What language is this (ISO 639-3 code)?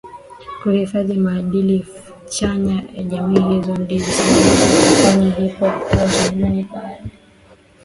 swa